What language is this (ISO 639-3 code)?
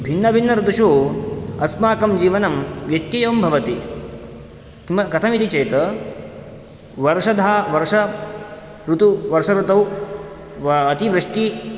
san